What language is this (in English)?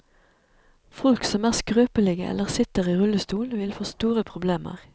Norwegian